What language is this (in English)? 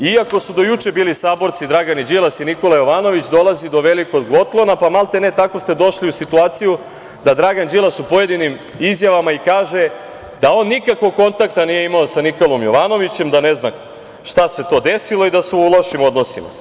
Serbian